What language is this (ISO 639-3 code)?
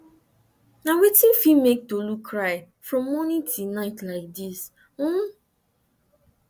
pcm